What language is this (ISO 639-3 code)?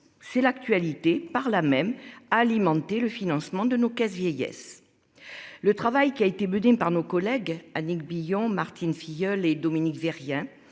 fra